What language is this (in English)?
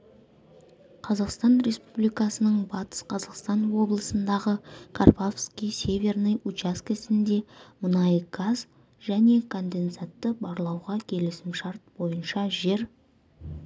Kazakh